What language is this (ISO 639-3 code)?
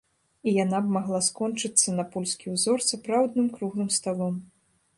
bel